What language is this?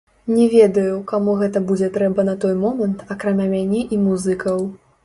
Belarusian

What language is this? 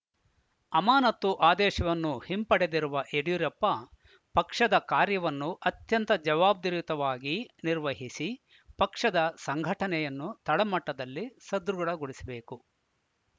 Kannada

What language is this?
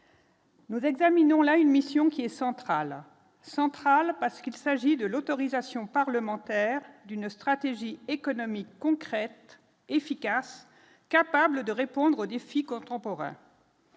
French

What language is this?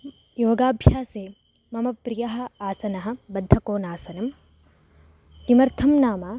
Sanskrit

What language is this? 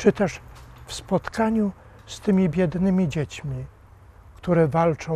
Polish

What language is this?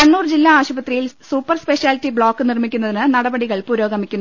Malayalam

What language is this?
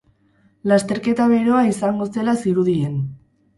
Basque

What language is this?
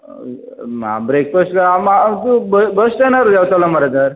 Konkani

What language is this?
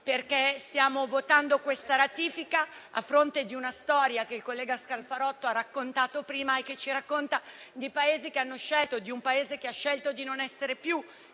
Italian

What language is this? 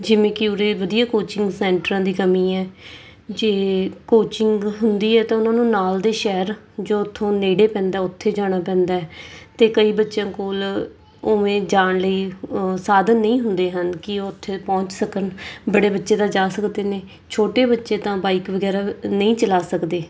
Punjabi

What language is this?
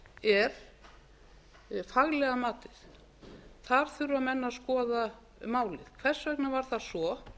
Icelandic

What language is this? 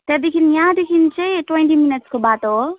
Nepali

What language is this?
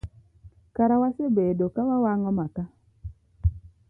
Luo (Kenya and Tanzania)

